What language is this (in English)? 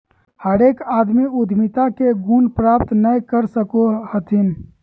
Magahi